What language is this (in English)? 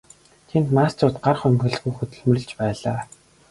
Mongolian